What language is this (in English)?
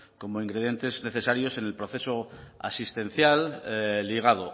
Spanish